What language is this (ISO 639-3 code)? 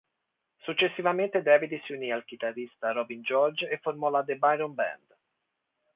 ita